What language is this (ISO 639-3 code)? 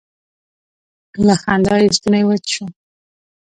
pus